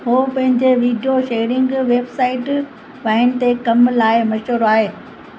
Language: Sindhi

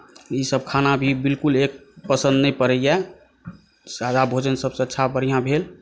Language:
Maithili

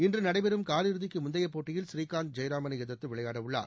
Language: Tamil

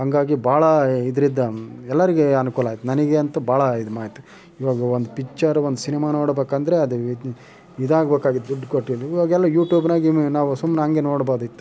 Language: Kannada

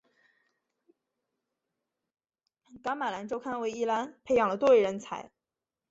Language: Chinese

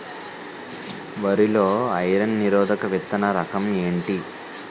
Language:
Telugu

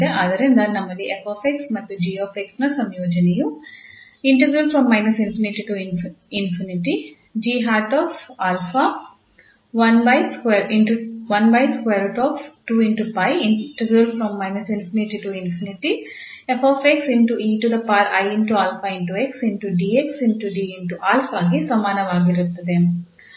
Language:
Kannada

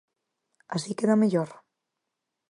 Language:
Galician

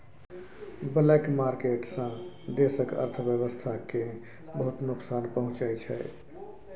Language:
Maithili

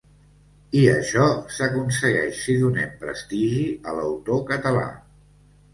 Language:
Catalan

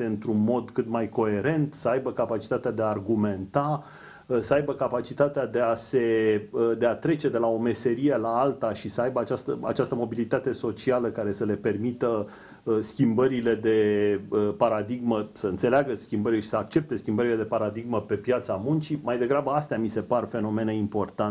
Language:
Romanian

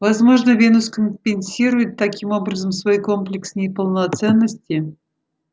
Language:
Russian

